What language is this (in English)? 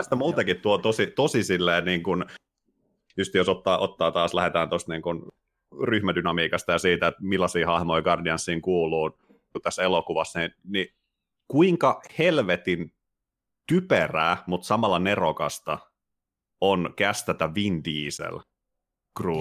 Finnish